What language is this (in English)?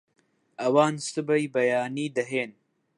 Central Kurdish